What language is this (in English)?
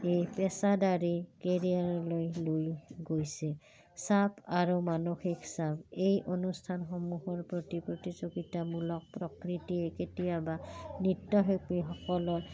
Assamese